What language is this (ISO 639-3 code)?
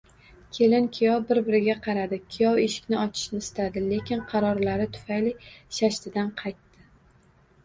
uzb